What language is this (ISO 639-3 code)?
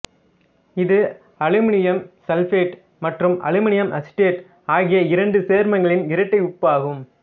tam